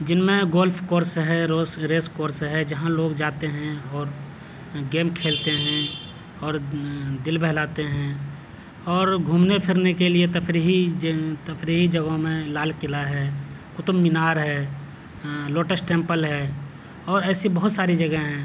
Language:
Urdu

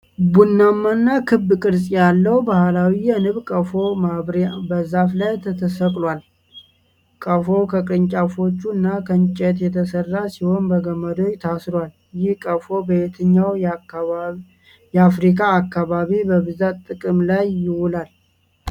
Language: Amharic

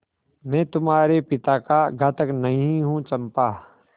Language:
Hindi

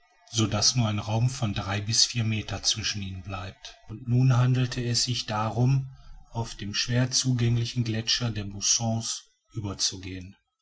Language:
German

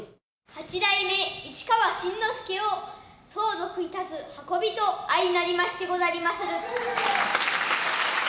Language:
Japanese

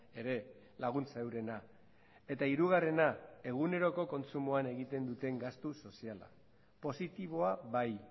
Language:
Basque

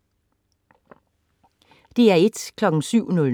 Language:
Danish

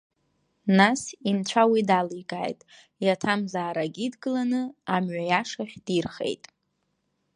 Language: Abkhazian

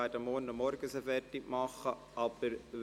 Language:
Swiss German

